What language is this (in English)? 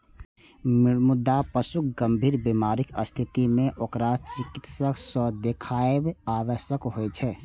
Maithili